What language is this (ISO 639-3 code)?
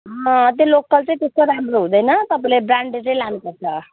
nep